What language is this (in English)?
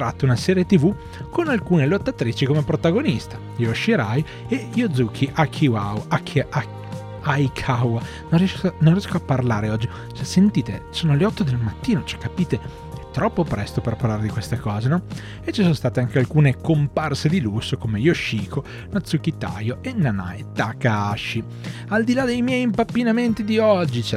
Italian